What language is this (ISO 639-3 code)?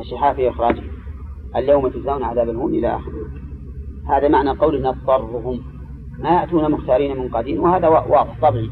ara